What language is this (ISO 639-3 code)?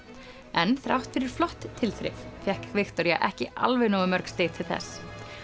isl